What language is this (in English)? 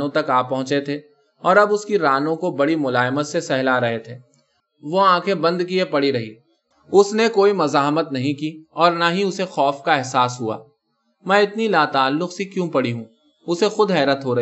Urdu